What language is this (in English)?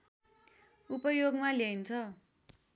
Nepali